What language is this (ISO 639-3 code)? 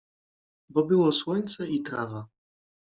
pol